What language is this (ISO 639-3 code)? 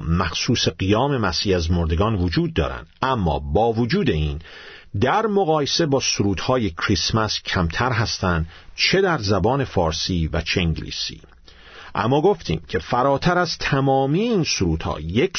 fas